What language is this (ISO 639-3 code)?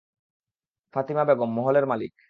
ben